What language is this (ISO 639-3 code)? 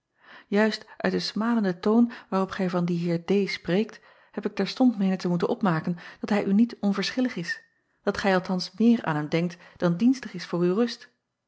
nld